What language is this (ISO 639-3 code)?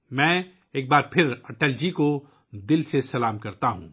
urd